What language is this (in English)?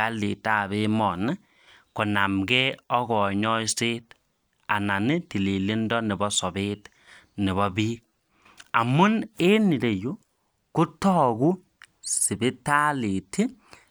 Kalenjin